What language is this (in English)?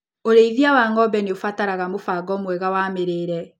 Kikuyu